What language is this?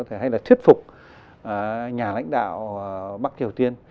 Vietnamese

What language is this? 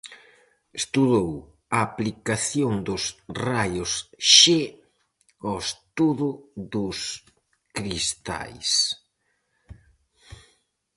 Galician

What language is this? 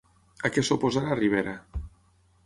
Catalan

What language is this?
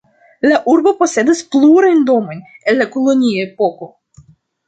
Esperanto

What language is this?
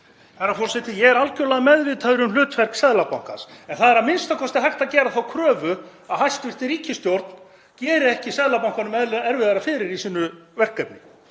Icelandic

